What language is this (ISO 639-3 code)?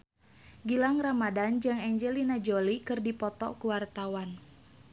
sun